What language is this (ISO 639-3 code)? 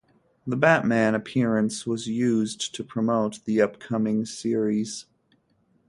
eng